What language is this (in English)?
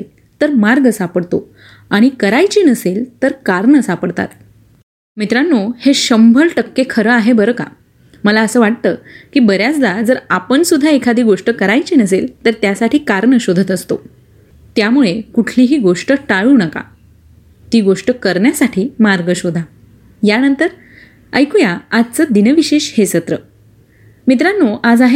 Marathi